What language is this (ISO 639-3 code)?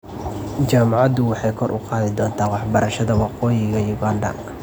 som